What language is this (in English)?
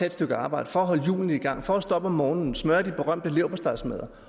Danish